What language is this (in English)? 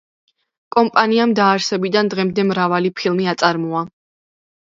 Georgian